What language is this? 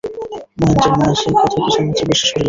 Bangla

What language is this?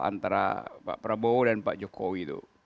Indonesian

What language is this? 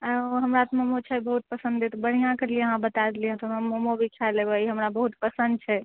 Maithili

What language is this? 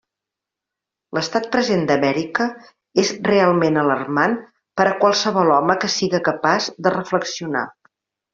Catalan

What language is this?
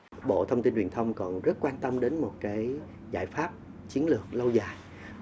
Vietnamese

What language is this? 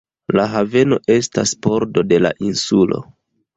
Esperanto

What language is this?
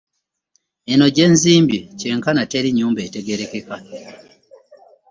Ganda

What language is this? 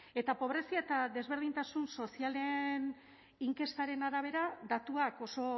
Basque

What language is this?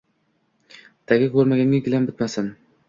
Uzbek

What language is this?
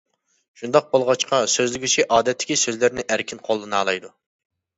Uyghur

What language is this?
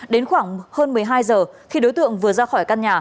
Vietnamese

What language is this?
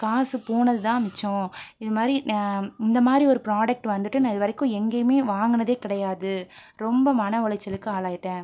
Tamil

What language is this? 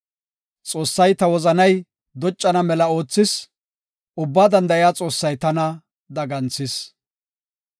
Gofa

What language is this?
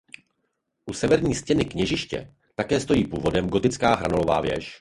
Czech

